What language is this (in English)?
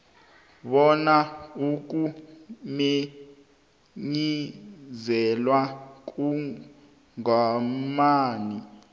South Ndebele